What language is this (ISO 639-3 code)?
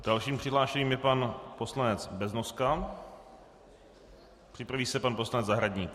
ces